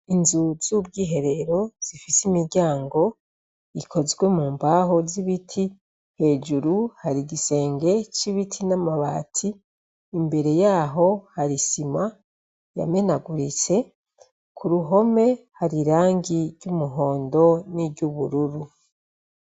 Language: Rundi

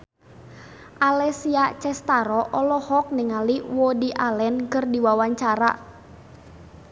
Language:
Sundanese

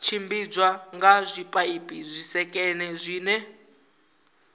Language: Venda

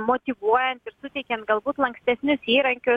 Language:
Lithuanian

